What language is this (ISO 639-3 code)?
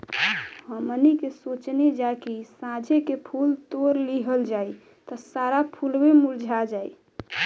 bho